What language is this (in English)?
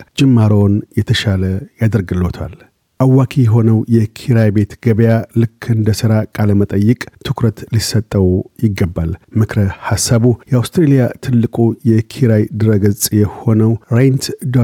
Amharic